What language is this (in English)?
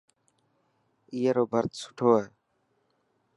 Dhatki